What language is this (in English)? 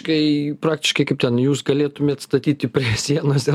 Lithuanian